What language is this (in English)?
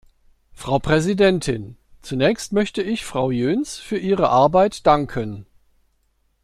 German